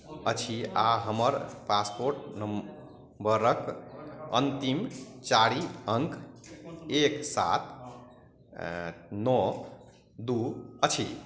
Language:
Maithili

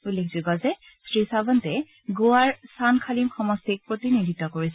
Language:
Assamese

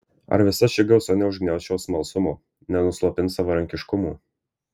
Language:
Lithuanian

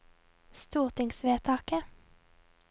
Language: Norwegian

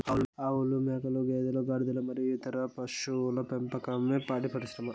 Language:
Telugu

